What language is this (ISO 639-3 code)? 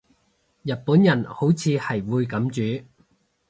yue